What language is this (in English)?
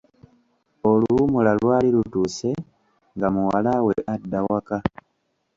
Ganda